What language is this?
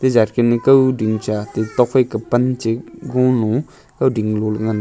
Wancho Naga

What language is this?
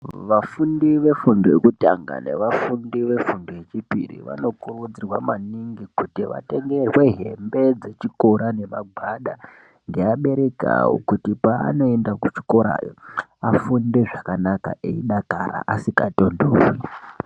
Ndau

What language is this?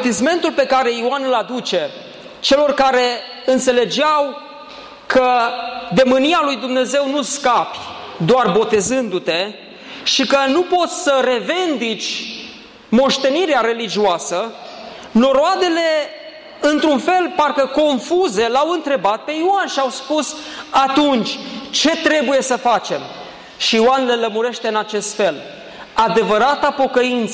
Romanian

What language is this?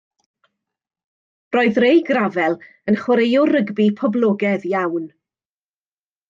Welsh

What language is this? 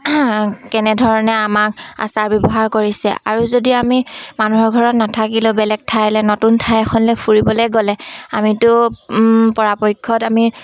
Assamese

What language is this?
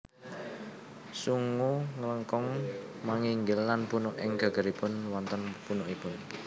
Javanese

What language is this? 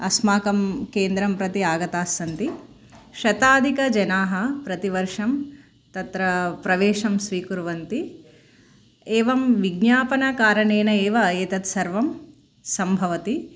Sanskrit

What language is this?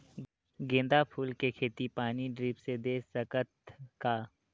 Chhattisgarhi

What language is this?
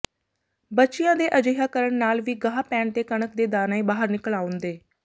Punjabi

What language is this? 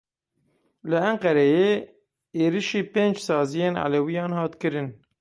Kurdish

